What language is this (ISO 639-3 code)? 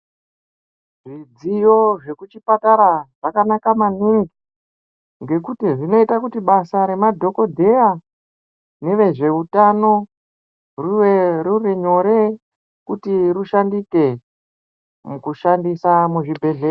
ndc